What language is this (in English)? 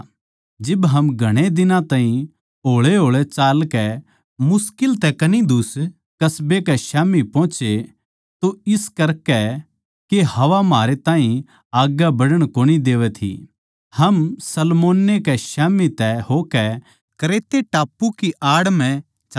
Haryanvi